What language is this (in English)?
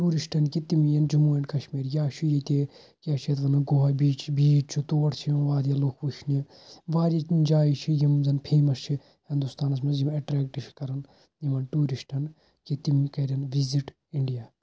Kashmiri